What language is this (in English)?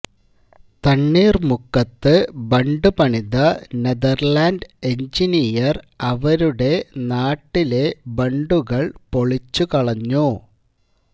Malayalam